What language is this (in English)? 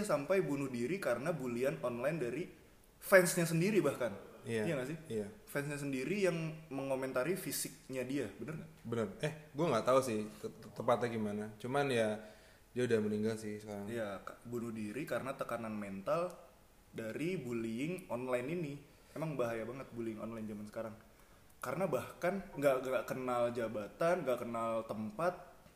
Indonesian